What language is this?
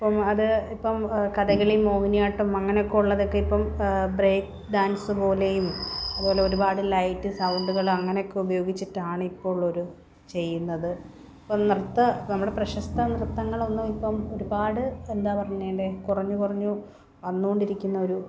Malayalam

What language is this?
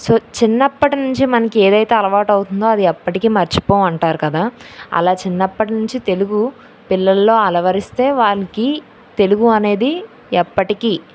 Telugu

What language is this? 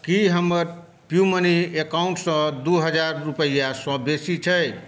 Maithili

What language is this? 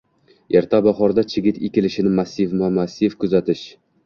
Uzbek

